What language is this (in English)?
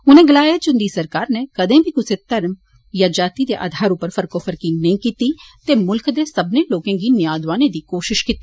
Dogri